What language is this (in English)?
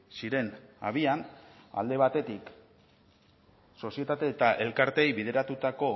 Basque